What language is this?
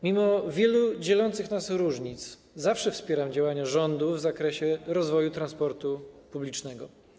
Polish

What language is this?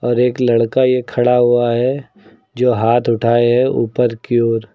Hindi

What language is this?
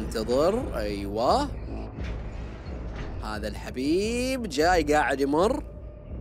Arabic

